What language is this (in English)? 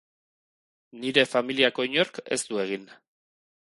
Basque